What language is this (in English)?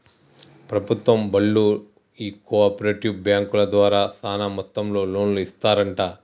Telugu